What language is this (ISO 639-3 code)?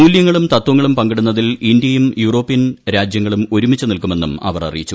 mal